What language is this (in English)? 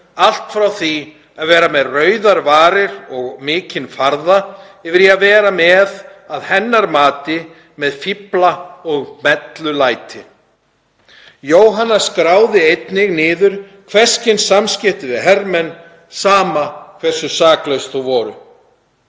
Icelandic